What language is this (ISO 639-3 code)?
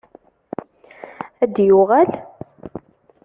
kab